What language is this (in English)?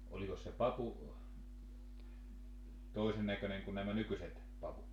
Finnish